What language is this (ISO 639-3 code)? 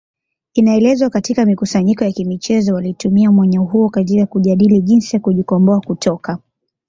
swa